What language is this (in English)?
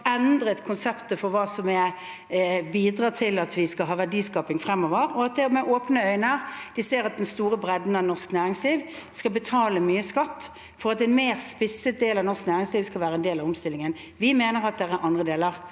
Norwegian